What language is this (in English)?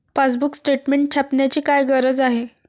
Marathi